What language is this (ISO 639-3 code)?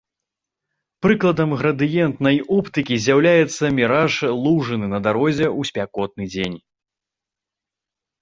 bel